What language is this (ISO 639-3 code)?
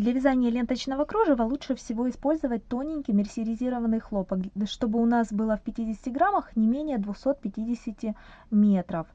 rus